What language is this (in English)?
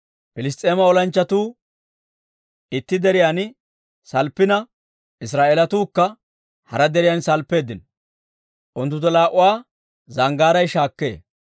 Dawro